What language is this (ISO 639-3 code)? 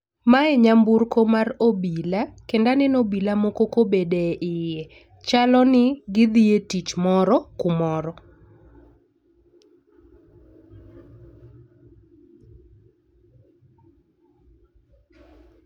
luo